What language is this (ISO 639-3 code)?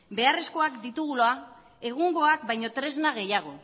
eus